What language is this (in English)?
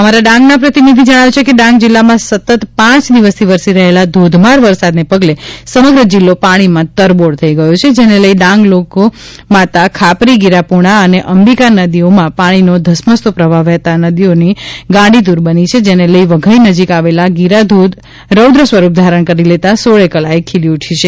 Gujarati